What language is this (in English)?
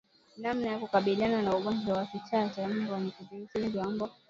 Swahili